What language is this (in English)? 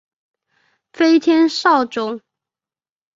Chinese